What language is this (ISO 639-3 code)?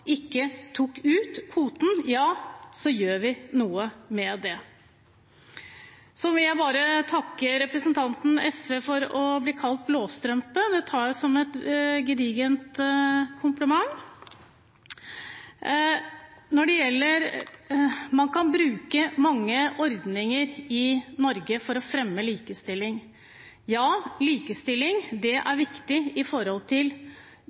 nob